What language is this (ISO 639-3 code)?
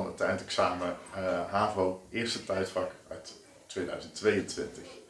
nld